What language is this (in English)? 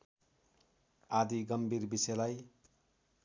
Nepali